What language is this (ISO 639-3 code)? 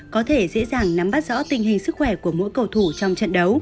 vie